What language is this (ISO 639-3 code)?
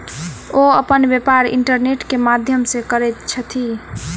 mai